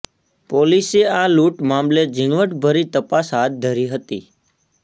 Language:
Gujarati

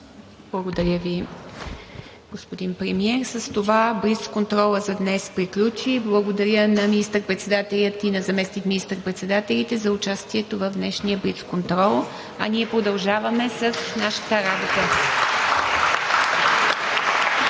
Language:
Bulgarian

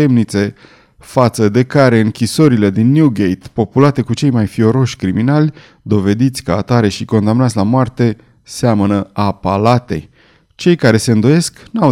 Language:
Romanian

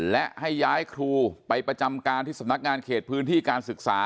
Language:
Thai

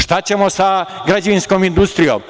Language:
Serbian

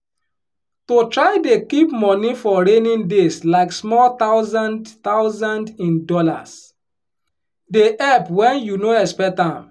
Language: Nigerian Pidgin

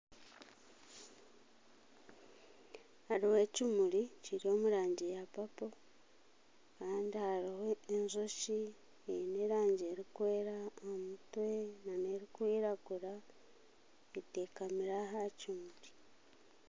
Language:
Nyankole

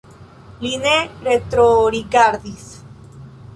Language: Esperanto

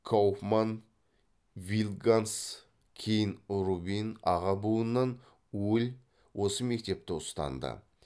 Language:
Kazakh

